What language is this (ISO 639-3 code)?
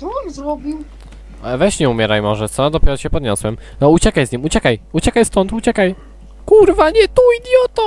pol